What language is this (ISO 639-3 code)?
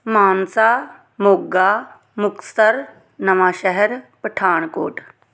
pan